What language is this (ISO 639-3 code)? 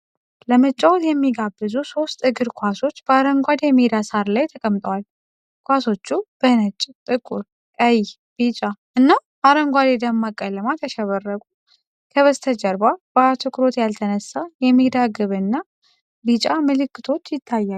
amh